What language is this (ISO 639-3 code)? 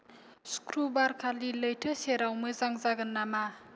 brx